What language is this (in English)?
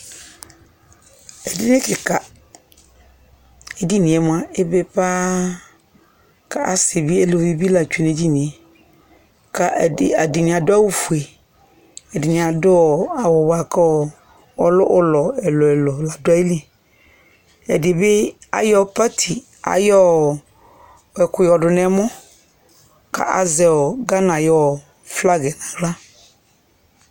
Ikposo